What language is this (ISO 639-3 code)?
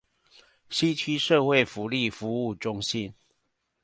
zho